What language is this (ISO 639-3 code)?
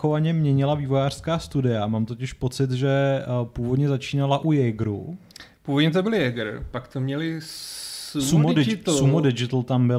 ces